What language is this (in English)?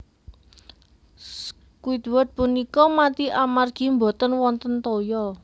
Javanese